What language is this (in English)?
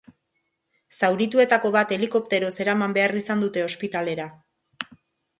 Basque